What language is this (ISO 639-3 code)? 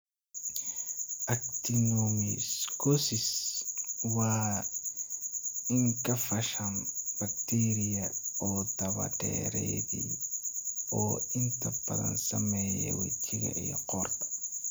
som